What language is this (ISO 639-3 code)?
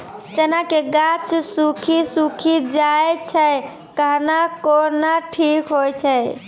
mai